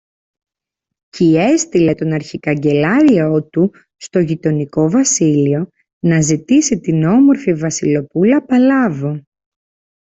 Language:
Greek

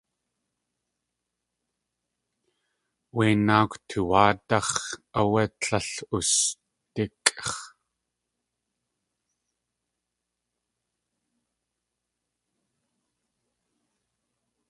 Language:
Tlingit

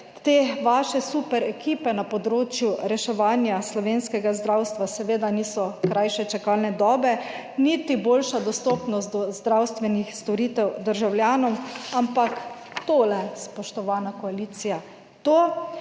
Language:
Slovenian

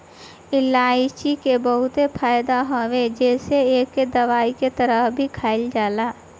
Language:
Bhojpuri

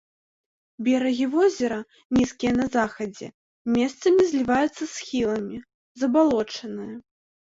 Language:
Belarusian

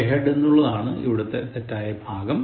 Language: Malayalam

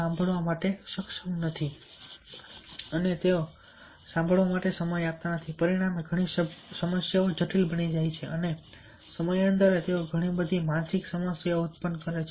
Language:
Gujarati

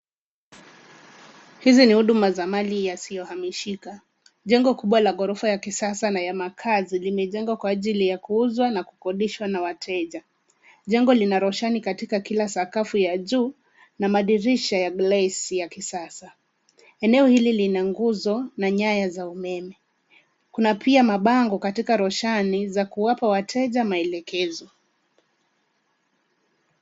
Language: Swahili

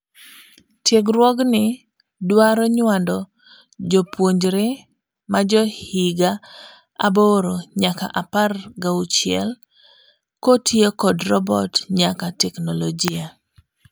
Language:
Luo (Kenya and Tanzania)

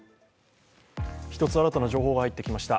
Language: Japanese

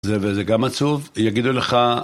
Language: Hebrew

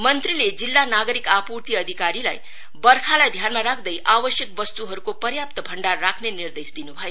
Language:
Nepali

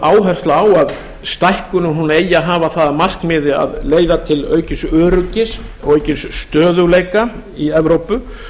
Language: Icelandic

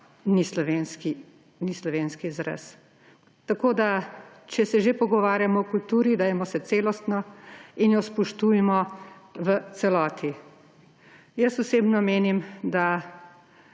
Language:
Slovenian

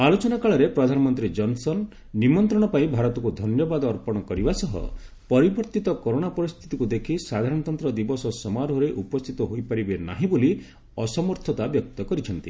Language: Odia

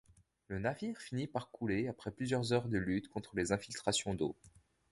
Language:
French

